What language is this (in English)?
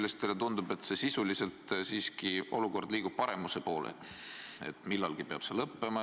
Estonian